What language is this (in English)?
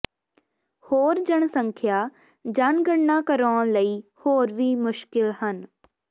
Punjabi